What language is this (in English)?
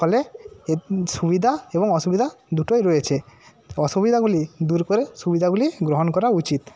Bangla